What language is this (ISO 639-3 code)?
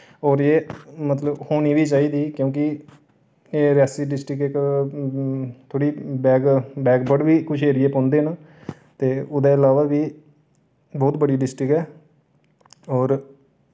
doi